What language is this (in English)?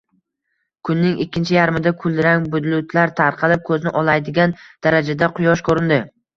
Uzbek